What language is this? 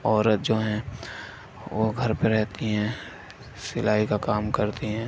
Urdu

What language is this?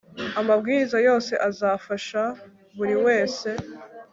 Kinyarwanda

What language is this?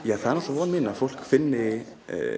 Icelandic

